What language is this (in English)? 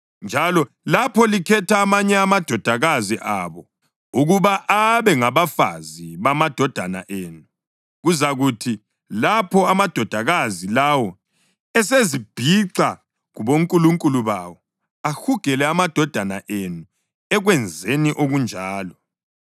North Ndebele